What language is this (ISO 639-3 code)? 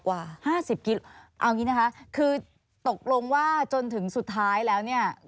tha